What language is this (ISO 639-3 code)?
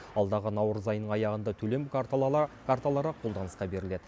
kaz